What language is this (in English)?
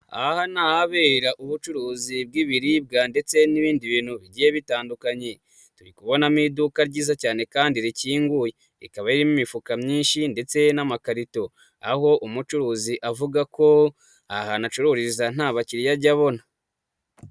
Kinyarwanda